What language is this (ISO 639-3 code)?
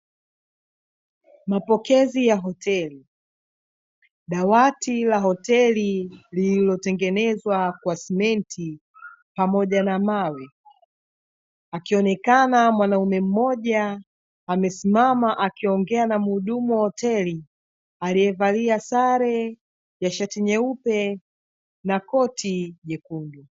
swa